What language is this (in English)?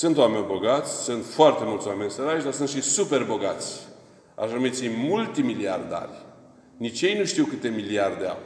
Romanian